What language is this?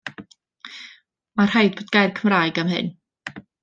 Welsh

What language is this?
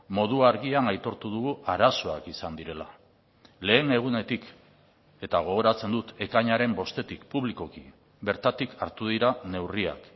Basque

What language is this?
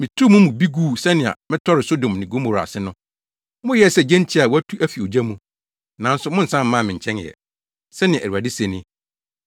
Akan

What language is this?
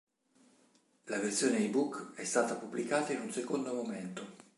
Italian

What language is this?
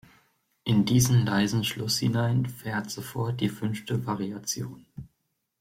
German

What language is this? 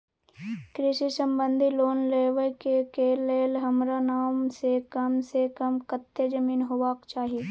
Maithili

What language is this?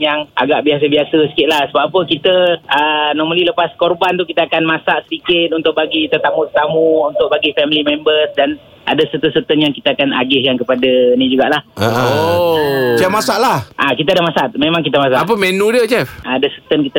Malay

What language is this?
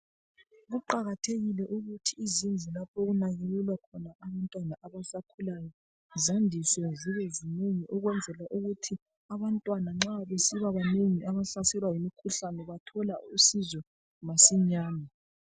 North Ndebele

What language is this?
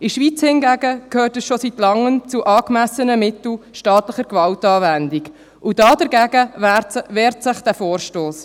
Swiss German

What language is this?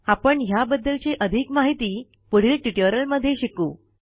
Marathi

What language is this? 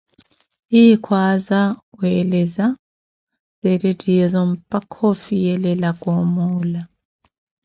Koti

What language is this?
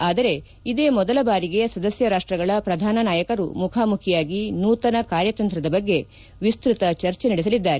Kannada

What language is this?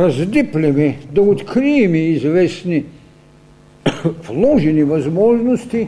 Bulgarian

